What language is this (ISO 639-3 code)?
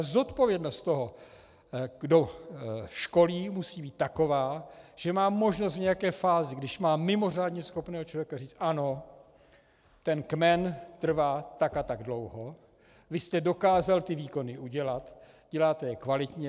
ces